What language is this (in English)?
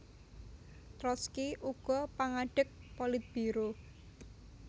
Javanese